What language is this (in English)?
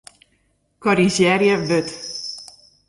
Western Frisian